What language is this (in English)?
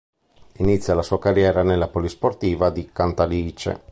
Italian